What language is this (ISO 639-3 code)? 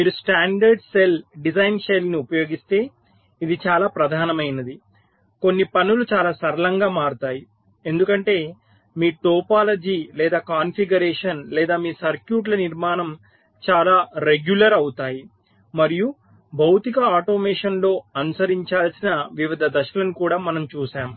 tel